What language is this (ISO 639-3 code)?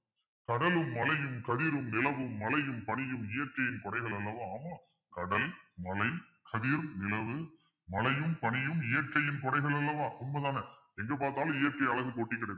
tam